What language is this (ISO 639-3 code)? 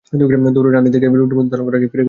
ben